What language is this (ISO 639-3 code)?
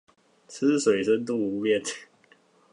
zho